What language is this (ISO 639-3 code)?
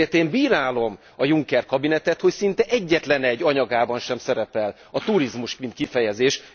hun